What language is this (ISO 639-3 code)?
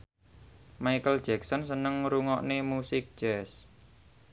jav